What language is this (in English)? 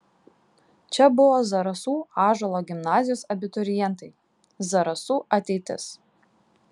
Lithuanian